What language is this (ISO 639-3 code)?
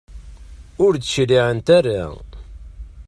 kab